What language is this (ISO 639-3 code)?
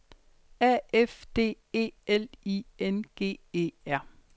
dan